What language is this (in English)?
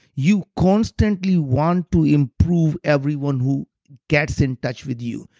English